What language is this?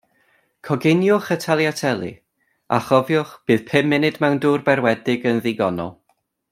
Welsh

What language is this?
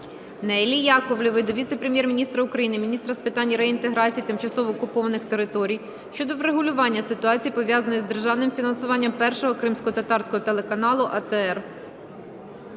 Ukrainian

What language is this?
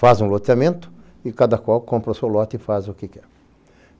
Portuguese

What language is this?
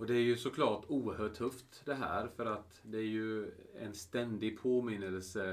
Swedish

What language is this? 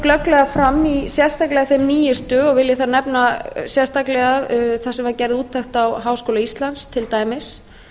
Icelandic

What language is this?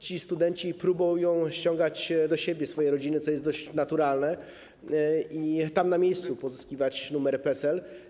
Polish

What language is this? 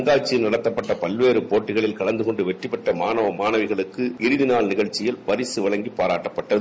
Tamil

